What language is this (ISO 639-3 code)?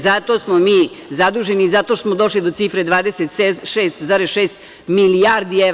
srp